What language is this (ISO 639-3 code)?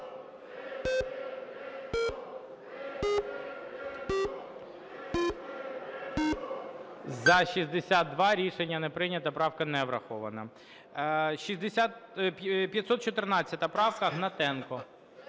ukr